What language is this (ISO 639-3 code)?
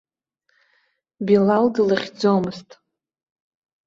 abk